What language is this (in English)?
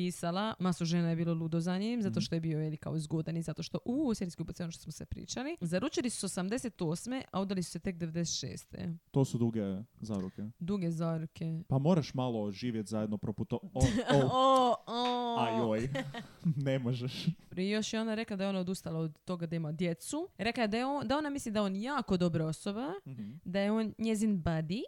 Croatian